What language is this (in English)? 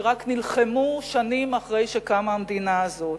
Hebrew